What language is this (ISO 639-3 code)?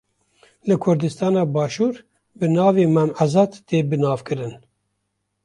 kur